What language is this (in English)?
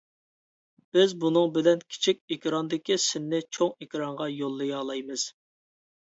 Uyghur